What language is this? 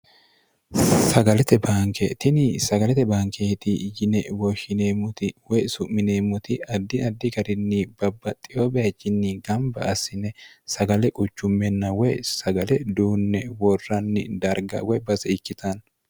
Sidamo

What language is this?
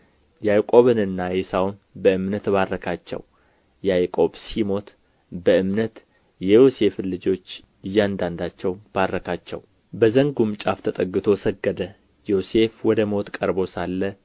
Amharic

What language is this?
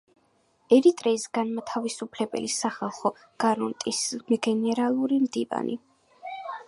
Georgian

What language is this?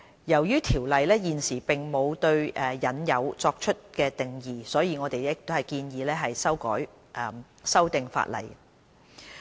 Cantonese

